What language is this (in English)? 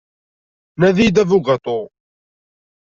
Kabyle